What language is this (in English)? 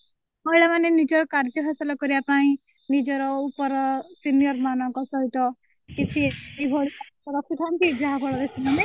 Odia